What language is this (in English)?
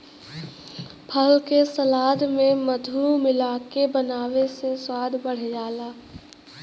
Bhojpuri